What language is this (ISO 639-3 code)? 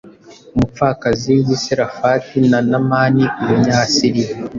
kin